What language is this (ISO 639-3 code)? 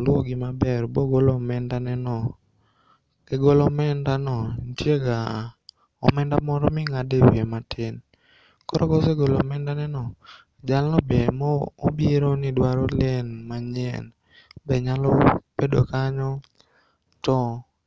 luo